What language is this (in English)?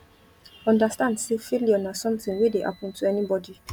Nigerian Pidgin